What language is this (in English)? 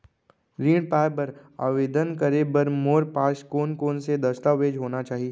Chhattisgarhi